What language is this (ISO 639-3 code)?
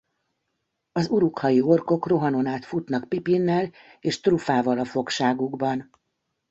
hun